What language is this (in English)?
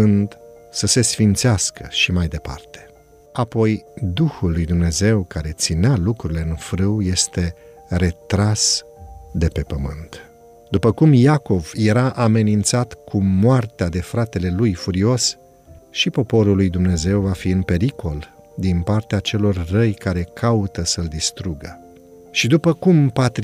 Romanian